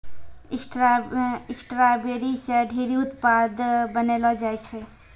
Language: Maithili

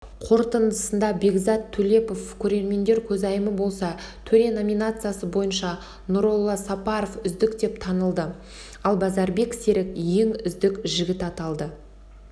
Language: Kazakh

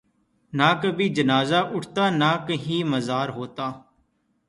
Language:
Urdu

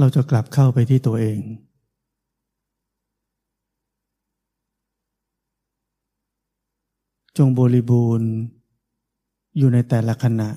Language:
Thai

